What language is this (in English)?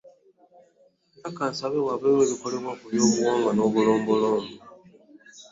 Ganda